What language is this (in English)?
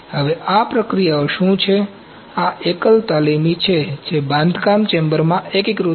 Gujarati